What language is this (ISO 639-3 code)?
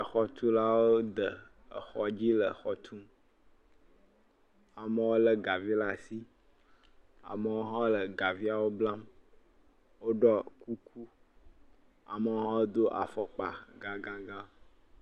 ewe